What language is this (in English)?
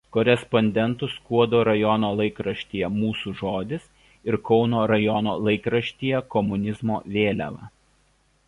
Lithuanian